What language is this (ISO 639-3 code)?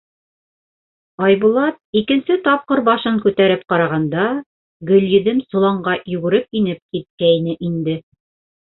bak